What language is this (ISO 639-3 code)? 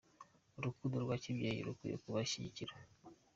kin